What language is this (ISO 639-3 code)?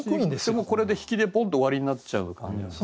jpn